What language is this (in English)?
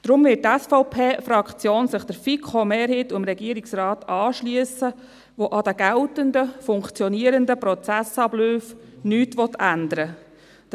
Swiss German